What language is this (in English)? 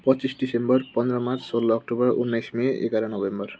Nepali